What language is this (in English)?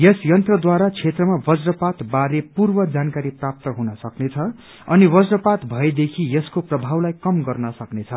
Nepali